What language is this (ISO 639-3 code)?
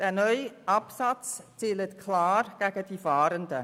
gsw